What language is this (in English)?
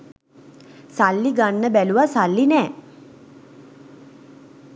Sinhala